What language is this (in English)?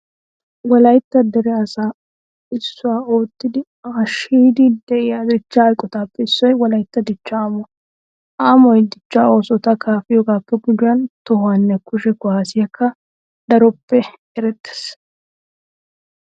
Wolaytta